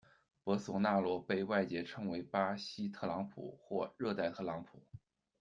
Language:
Chinese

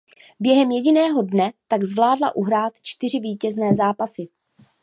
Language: Czech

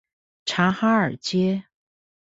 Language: Chinese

